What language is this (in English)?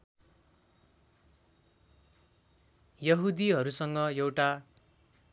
Nepali